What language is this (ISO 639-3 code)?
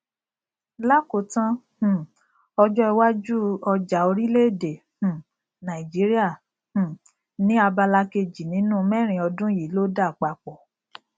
yor